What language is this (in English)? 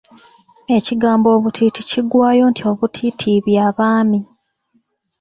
Ganda